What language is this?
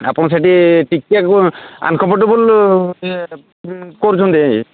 Odia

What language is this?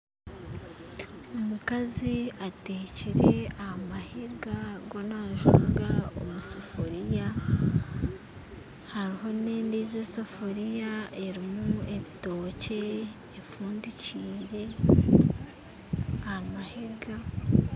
Nyankole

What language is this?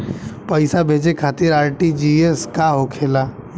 Bhojpuri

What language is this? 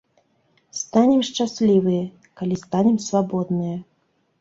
Belarusian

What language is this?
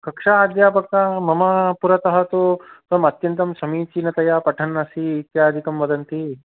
Sanskrit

